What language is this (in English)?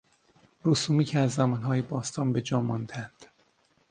Persian